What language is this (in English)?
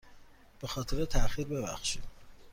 Persian